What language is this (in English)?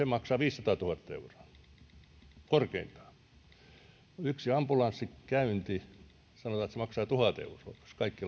Finnish